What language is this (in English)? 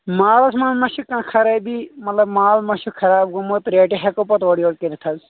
Kashmiri